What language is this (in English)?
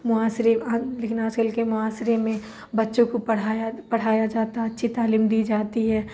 Urdu